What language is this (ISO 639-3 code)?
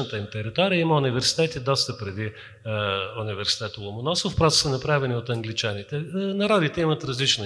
bul